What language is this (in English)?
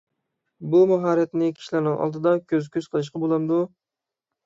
Uyghur